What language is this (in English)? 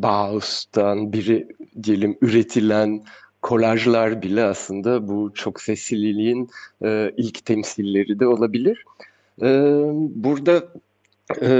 Turkish